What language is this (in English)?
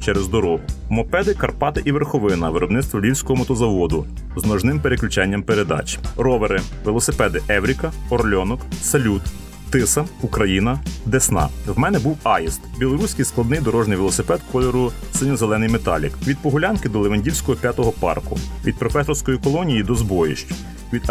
Ukrainian